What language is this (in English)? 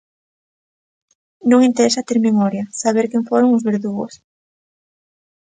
Galician